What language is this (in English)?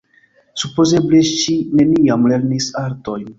Esperanto